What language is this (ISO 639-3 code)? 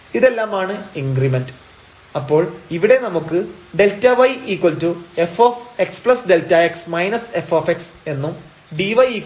mal